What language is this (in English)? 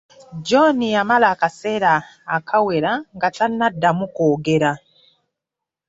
Ganda